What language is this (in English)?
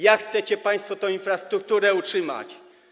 Polish